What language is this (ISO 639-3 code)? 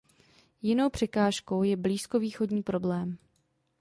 ces